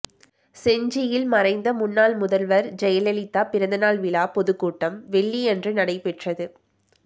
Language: Tamil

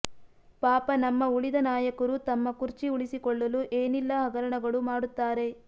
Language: Kannada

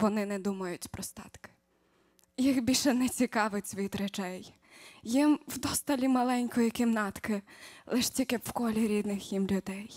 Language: Ukrainian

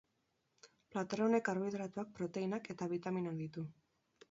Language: Basque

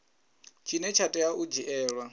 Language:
Venda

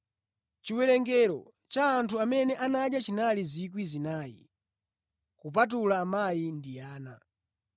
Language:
Nyanja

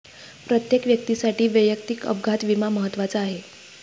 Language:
Marathi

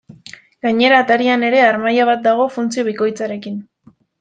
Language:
Basque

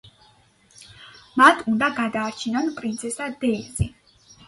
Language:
Georgian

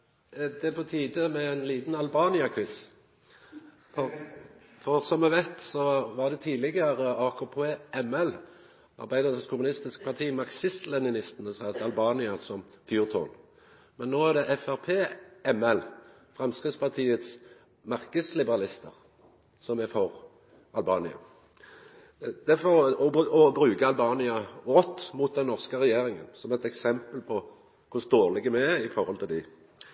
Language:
Norwegian Nynorsk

